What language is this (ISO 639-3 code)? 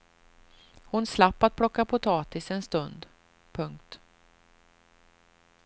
swe